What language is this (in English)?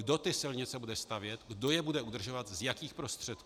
Czech